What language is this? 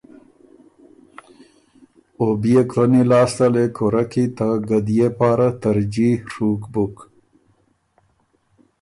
Ormuri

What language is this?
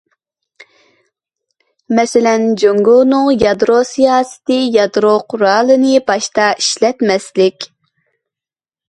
Uyghur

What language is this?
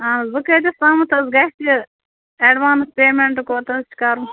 Kashmiri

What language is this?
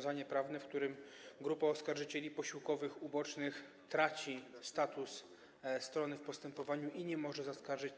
Polish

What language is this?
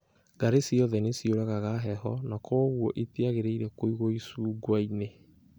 Kikuyu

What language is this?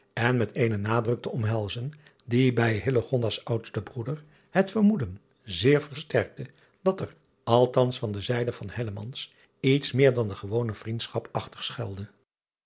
Dutch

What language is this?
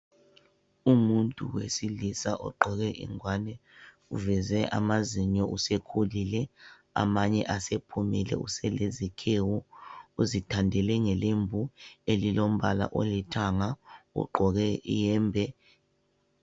North Ndebele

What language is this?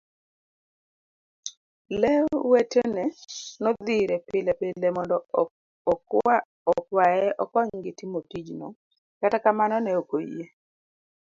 Luo (Kenya and Tanzania)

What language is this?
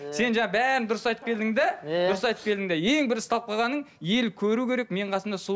Kazakh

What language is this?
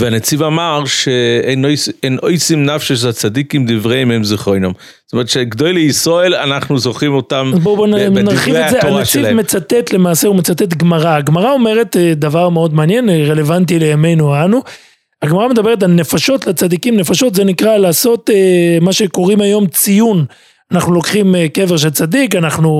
Hebrew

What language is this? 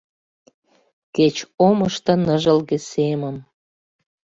Mari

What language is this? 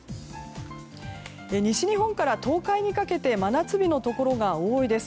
Japanese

